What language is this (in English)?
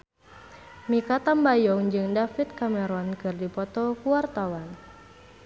Sundanese